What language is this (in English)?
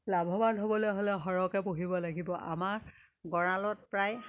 Assamese